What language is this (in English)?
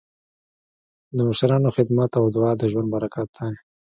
Pashto